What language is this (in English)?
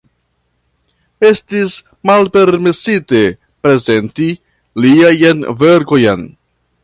Esperanto